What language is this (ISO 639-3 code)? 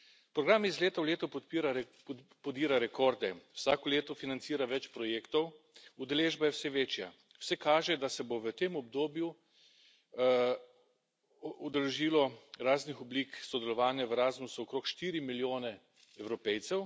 slv